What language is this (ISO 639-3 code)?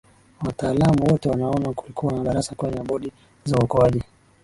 swa